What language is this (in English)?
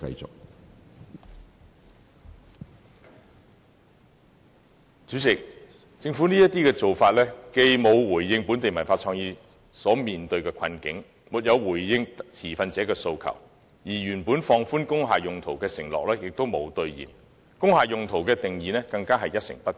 Cantonese